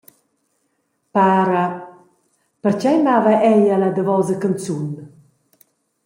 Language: Romansh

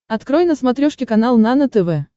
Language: Russian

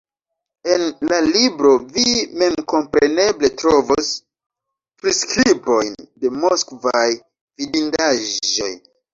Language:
Esperanto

